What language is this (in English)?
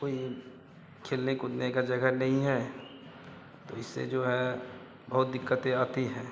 Hindi